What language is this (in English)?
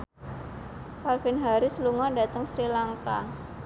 Javanese